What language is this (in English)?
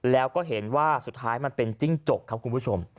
Thai